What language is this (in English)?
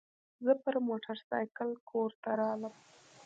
Pashto